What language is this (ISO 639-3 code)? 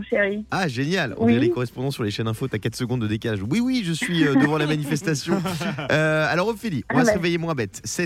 fra